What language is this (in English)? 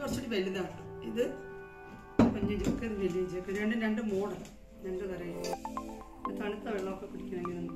Turkish